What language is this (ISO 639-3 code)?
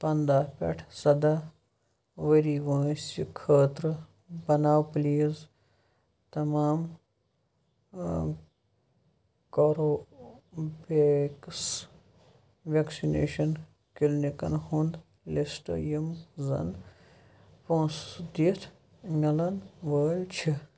kas